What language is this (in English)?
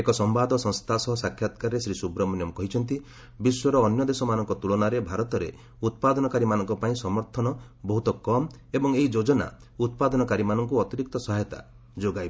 Odia